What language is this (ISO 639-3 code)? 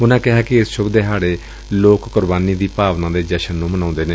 pan